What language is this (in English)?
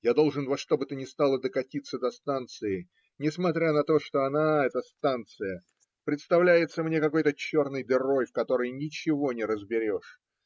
Russian